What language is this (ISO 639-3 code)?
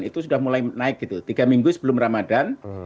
ind